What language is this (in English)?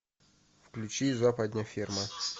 Russian